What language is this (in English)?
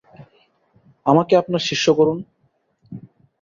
Bangla